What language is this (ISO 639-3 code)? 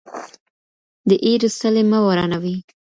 pus